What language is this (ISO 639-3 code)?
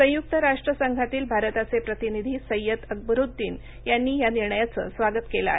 mar